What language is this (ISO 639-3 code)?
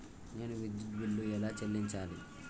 tel